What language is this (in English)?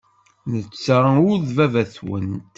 Kabyle